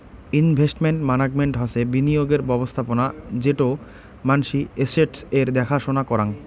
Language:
Bangla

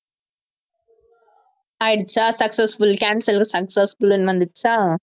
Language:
Tamil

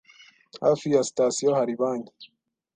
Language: Kinyarwanda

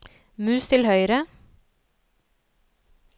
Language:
Norwegian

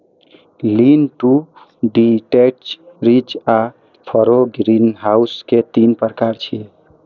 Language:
Maithili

